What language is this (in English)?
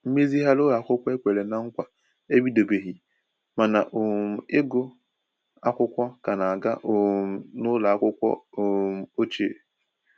Igbo